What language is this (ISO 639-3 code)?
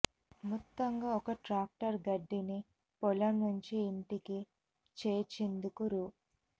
tel